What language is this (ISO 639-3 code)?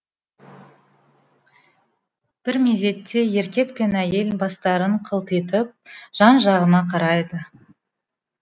kaz